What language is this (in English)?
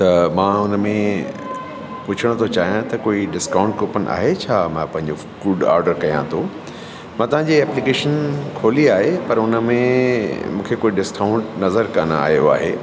Sindhi